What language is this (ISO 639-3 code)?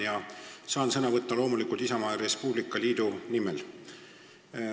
est